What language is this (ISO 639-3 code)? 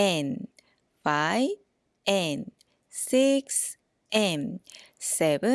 kor